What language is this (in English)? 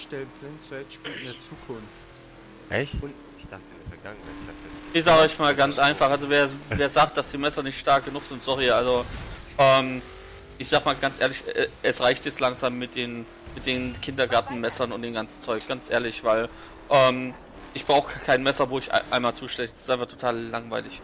German